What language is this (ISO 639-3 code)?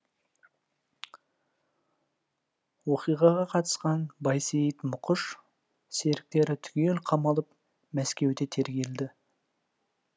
kaz